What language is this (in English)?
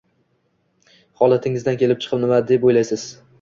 Uzbek